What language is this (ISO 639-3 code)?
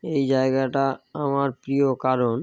ben